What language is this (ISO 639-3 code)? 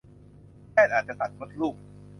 tha